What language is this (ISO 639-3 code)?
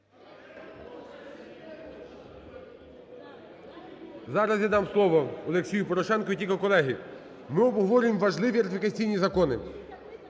ukr